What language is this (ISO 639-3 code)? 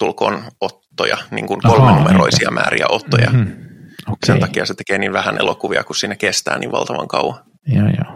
fin